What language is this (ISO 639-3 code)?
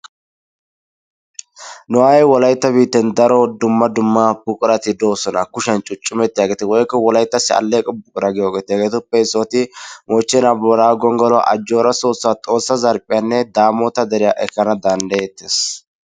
wal